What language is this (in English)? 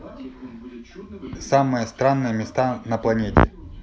Russian